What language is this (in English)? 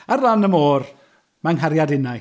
Welsh